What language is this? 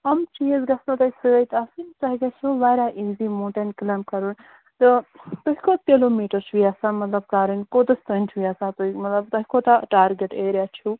Kashmiri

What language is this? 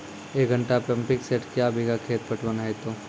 Maithili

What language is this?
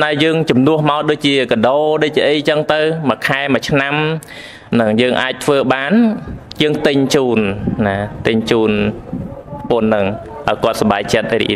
Thai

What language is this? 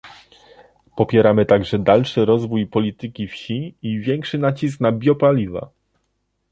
Polish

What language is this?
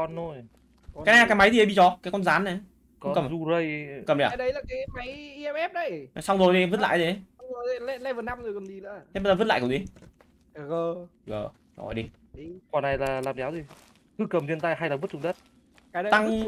Vietnamese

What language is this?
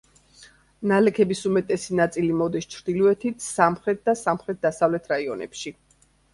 Georgian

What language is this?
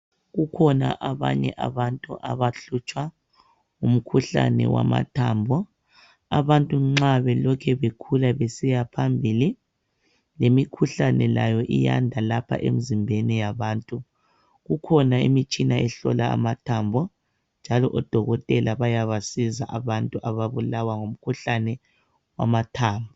North Ndebele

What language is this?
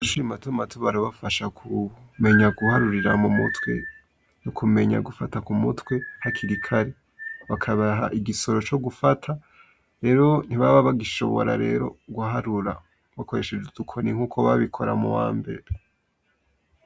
Rundi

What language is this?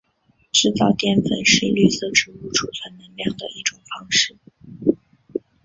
Chinese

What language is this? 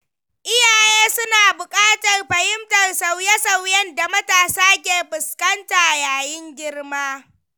Hausa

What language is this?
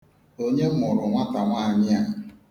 Igbo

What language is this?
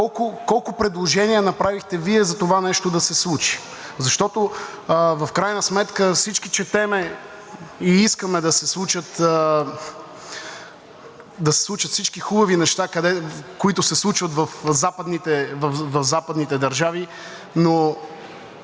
Bulgarian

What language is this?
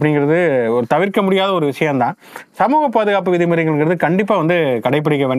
Tamil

